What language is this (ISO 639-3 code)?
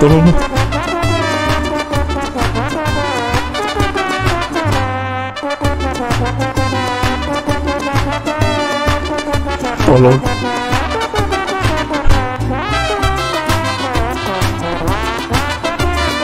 ind